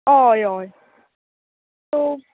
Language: Konkani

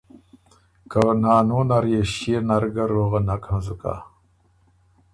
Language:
Ormuri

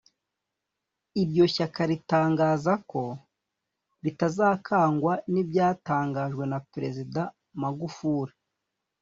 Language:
Kinyarwanda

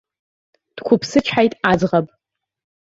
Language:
Abkhazian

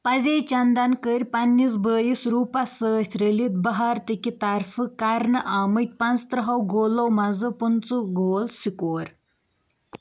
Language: Kashmiri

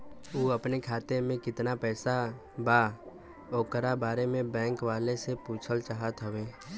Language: Bhojpuri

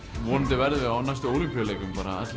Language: Icelandic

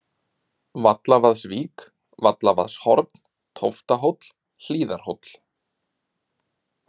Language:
Icelandic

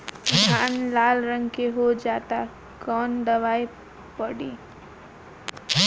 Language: Bhojpuri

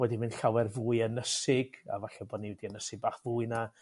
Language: Welsh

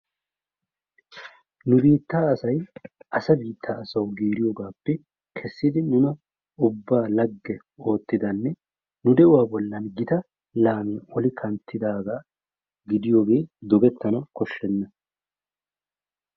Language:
Wolaytta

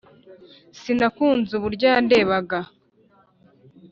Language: Kinyarwanda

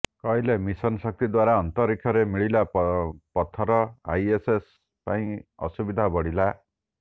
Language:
Odia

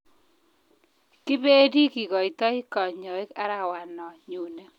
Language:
Kalenjin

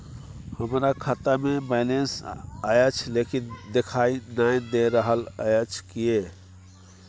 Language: Maithili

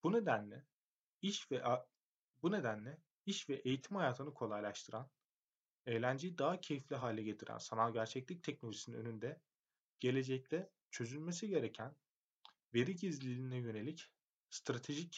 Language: Turkish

